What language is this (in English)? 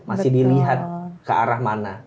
Indonesian